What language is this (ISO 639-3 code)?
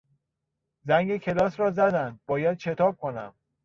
fas